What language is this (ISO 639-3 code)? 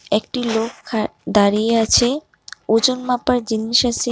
ben